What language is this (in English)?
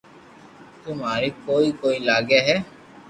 Loarki